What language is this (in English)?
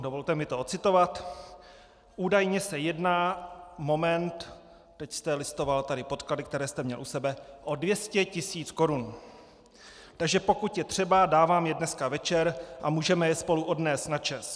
Czech